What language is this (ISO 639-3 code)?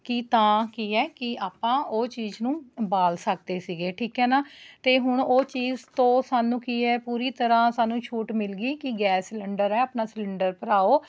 pan